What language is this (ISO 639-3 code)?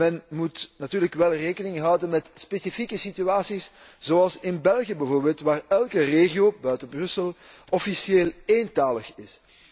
nld